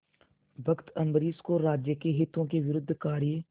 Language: Hindi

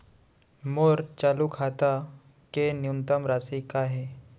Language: Chhattisgarhi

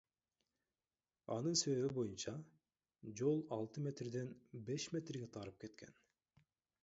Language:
Kyrgyz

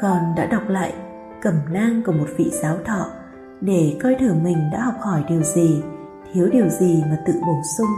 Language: Vietnamese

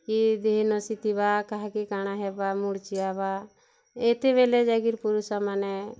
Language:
Odia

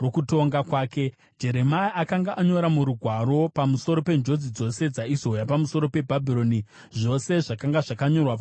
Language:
Shona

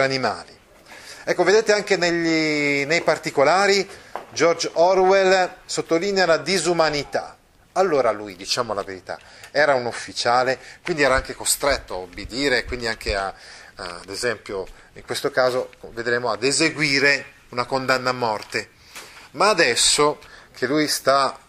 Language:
Italian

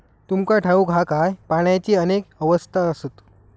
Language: Marathi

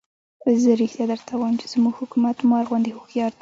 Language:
Pashto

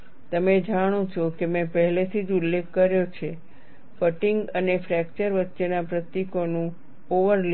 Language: Gujarati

